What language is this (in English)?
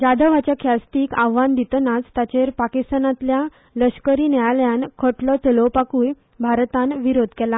Konkani